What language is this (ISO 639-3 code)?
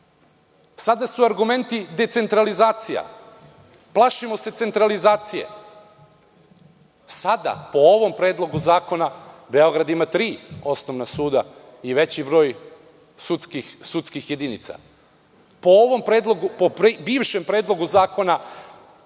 srp